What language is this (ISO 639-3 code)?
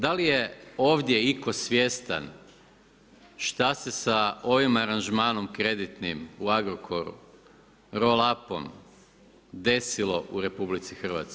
hrv